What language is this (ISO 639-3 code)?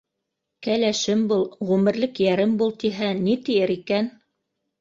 bak